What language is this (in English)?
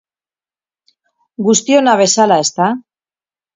Basque